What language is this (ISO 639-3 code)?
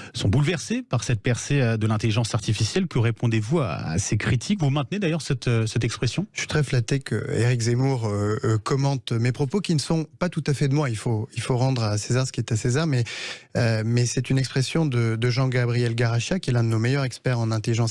fra